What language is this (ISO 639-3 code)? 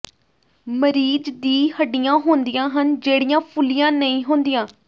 pan